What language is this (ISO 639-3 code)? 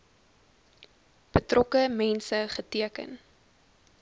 afr